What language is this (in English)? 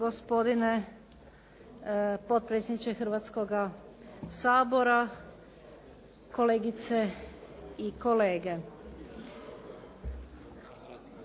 Croatian